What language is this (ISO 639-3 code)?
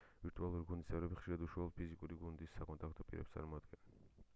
kat